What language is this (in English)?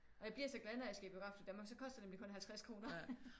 Danish